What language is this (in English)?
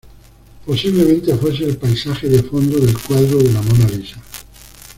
Spanish